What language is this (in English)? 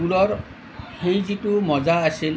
Assamese